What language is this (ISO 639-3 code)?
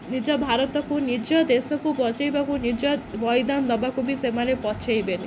ori